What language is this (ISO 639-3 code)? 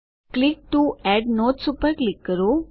guj